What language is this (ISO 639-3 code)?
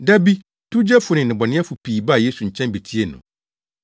aka